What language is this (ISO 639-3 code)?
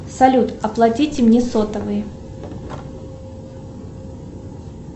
rus